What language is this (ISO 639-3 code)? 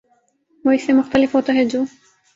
urd